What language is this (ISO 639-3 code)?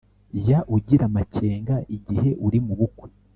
kin